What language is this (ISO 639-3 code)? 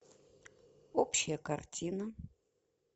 rus